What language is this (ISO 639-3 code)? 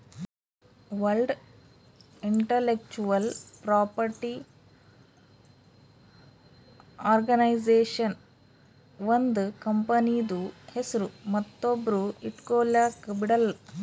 kan